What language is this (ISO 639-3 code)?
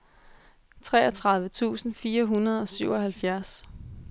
dan